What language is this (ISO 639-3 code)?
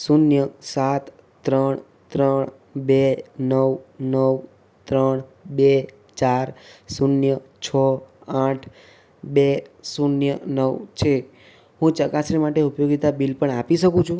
guj